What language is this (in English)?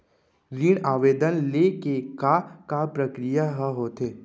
Chhattisgarhi